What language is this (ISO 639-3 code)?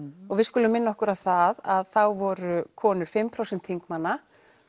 isl